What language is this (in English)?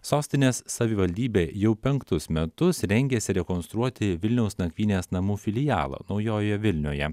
Lithuanian